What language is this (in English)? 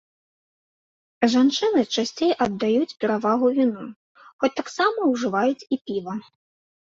Belarusian